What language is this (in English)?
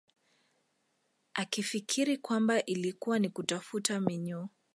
Swahili